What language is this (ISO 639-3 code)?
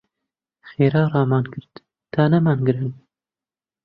ckb